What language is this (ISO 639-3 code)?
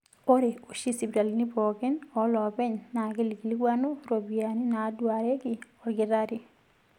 mas